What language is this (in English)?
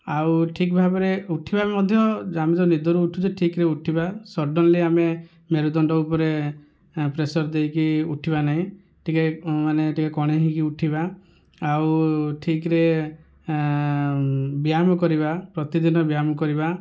Odia